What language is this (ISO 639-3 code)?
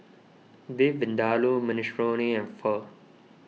eng